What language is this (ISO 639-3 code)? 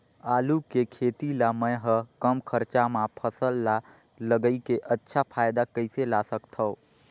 hne